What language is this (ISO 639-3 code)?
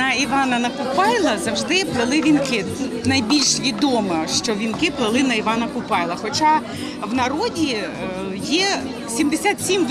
ukr